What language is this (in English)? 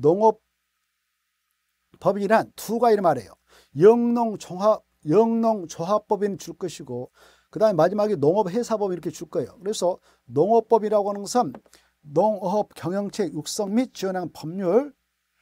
Korean